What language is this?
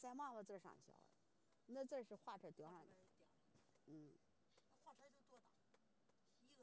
Chinese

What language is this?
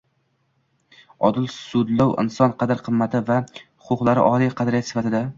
Uzbek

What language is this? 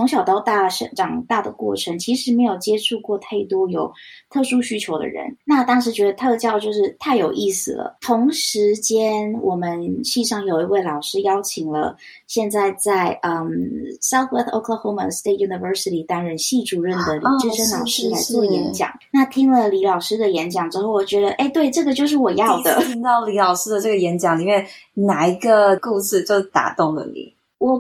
Chinese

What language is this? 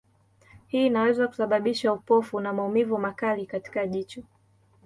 Swahili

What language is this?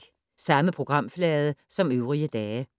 Danish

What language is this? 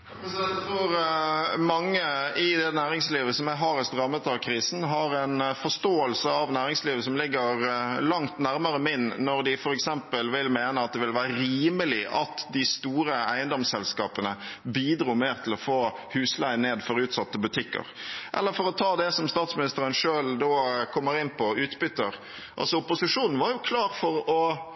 Norwegian Bokmål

